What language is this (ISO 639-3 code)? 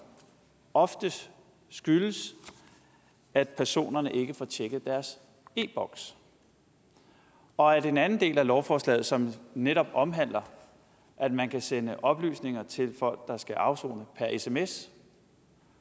dan